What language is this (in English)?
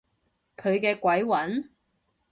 Cantonese